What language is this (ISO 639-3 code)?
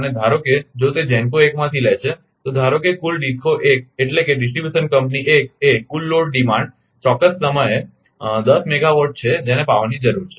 guj